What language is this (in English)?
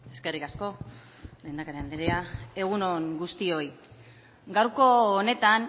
Basque